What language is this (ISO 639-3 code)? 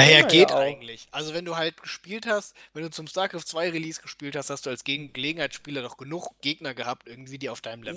deu